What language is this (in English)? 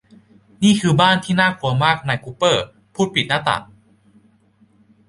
Thai